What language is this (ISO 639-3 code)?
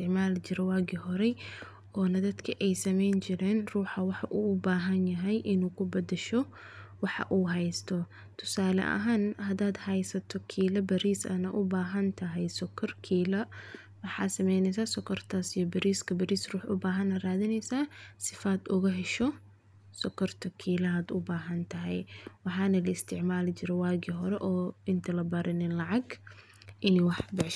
som